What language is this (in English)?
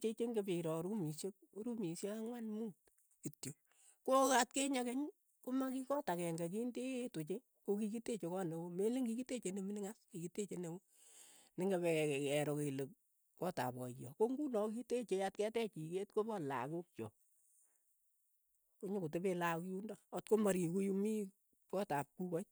Keiyo